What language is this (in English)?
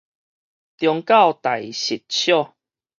Min Nan Chinese